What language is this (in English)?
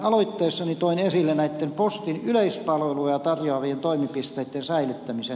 Finnish